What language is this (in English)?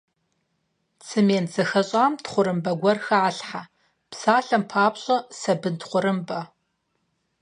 Kabardian